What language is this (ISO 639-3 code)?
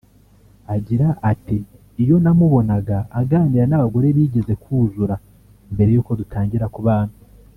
kin